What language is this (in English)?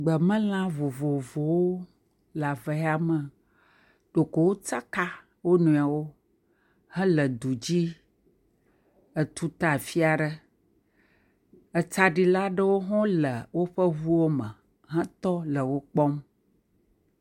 Ewe